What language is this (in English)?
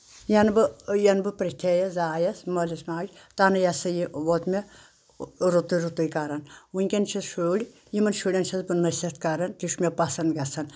Kashmiri